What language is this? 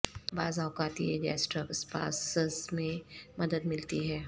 Urdu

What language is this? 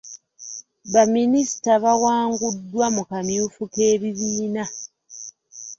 Ganda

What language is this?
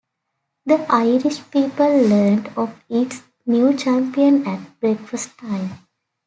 English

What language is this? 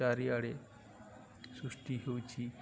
Odia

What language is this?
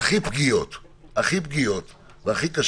Hebrew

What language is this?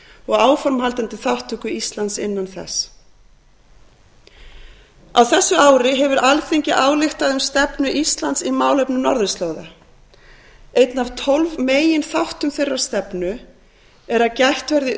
Icelandic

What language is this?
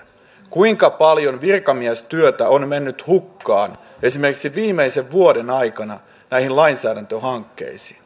Finnish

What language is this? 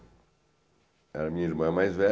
Portuguese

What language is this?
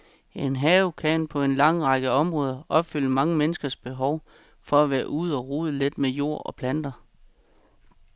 Danish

